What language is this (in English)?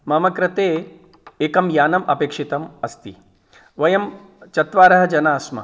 Sanskrit